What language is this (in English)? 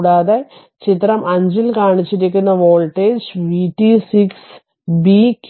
Malayalam